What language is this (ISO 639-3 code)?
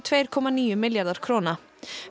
isl